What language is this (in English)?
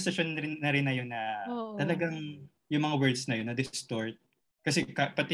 Filipino